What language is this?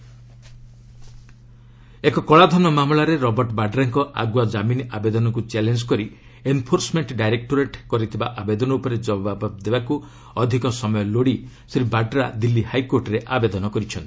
Odia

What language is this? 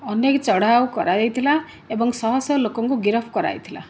Odia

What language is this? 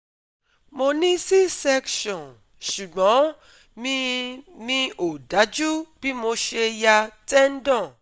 Yoruba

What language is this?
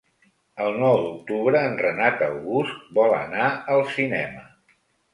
Catalan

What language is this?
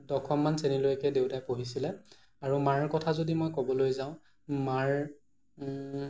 Assamese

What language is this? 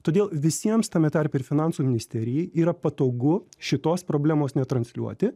Lithuanian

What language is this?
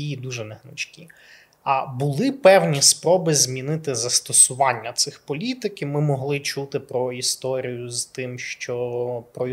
Ukrainian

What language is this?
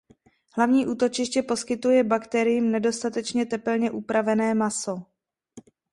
Czech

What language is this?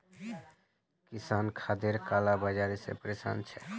Magahi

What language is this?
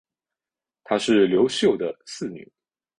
Chinese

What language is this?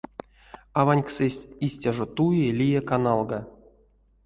Erzya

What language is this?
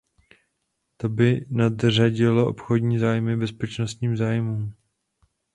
Czech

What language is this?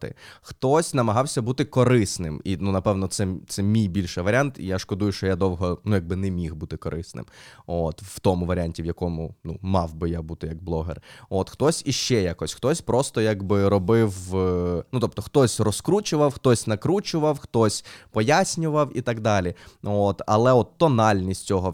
Ukrainian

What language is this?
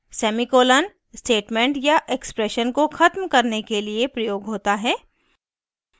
Hindi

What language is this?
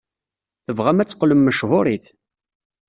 Kabyle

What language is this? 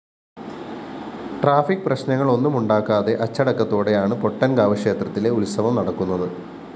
Malayalam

